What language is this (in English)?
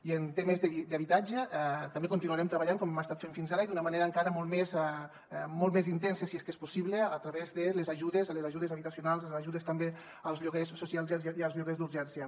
Catalan